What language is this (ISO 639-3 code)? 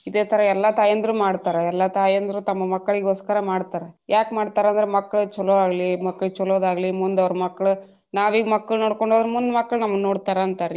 kan